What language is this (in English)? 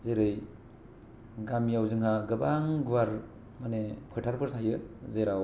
Bodo